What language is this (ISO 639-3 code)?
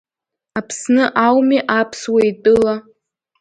abk